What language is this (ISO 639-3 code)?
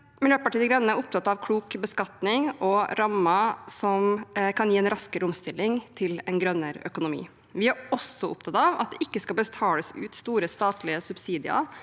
nor